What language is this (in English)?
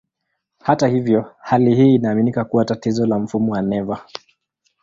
Swahili